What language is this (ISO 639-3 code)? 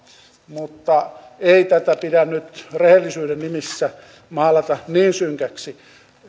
fin